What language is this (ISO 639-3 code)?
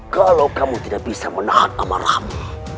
ind